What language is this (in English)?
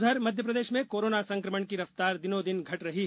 Hindi